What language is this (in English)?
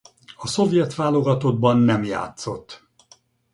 Hungarian